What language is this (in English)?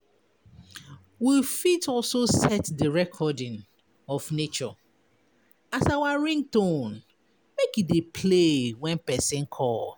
Nigerian Pidgin